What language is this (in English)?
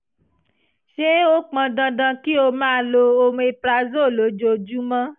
Yoruba